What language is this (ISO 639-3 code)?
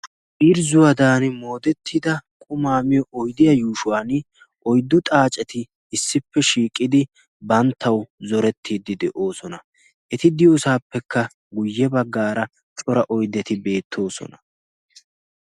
wal